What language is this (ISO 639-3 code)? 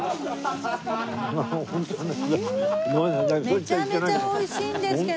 jpn